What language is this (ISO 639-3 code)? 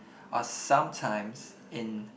eng